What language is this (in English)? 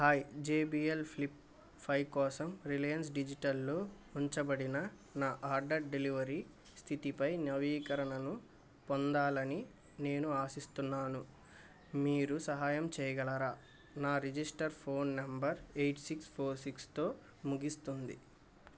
Telugu